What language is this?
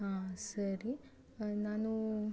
Kannada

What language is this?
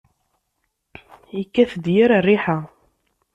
Kabyle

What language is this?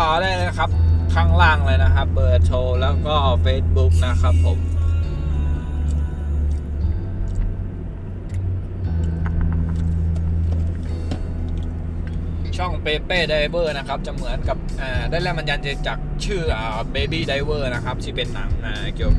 Thai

